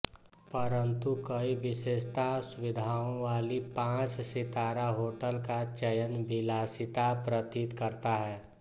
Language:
Hindi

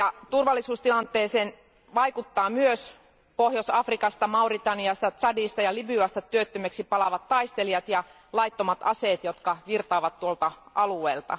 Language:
Finnish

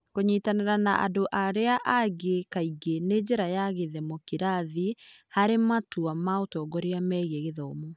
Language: Kikuyu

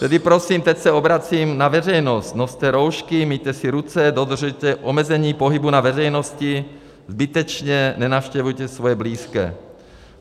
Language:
Czech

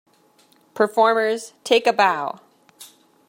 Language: English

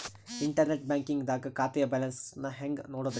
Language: Kannada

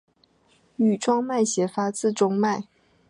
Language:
Chinese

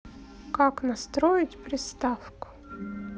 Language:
Russian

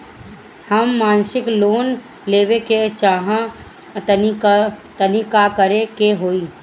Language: Bhojpuri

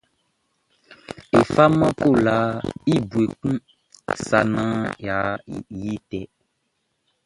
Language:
Baoulé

